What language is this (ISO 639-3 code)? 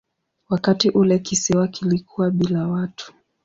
swa